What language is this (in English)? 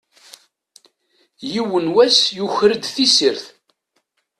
Kabyle